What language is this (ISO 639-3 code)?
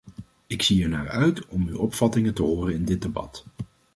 nld